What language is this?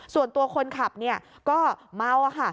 Thai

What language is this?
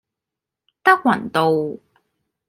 Cantonese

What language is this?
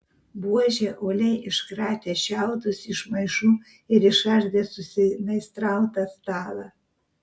Lithuanian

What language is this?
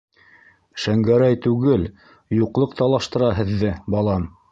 Bashkir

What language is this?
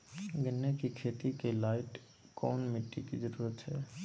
Magahi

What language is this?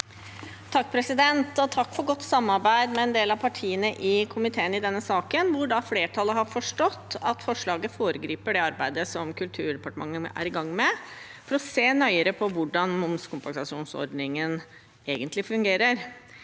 Norwegian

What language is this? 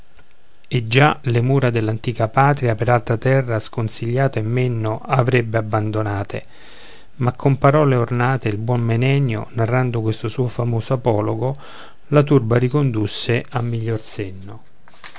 Italian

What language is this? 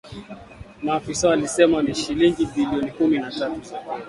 Swahili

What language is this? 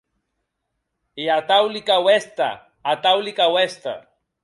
Occitan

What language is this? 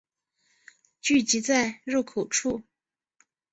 Chinese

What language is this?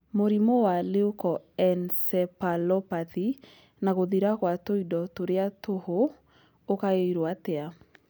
Kikuyu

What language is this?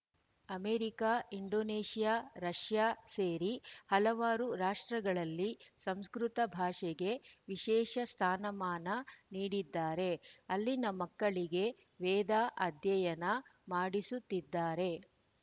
Kannada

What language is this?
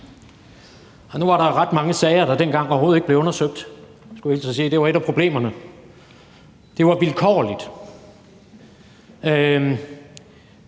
Danish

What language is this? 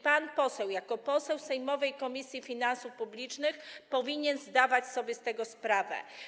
Polish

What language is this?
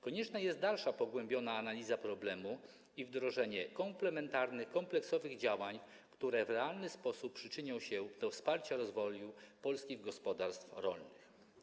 Polish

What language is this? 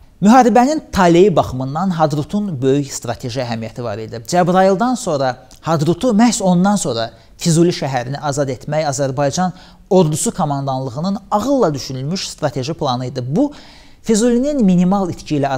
Turkish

